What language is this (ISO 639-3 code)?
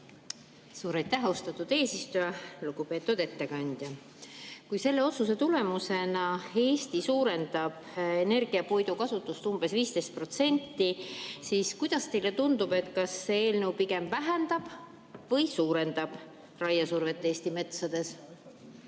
est